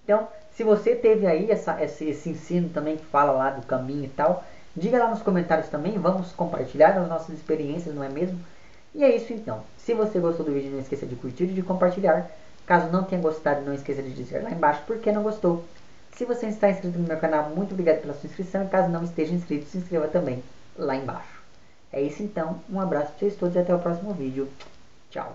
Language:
Portuguese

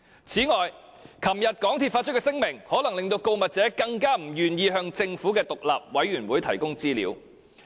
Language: Cantonese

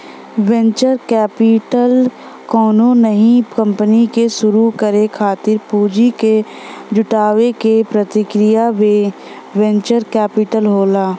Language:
Bhojpuri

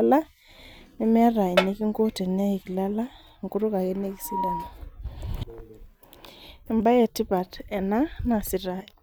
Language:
Masai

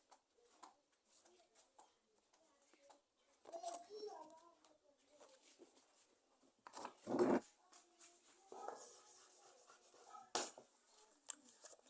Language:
French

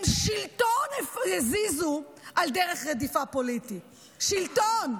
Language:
Hebrew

